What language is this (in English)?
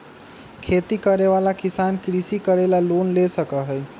Magahi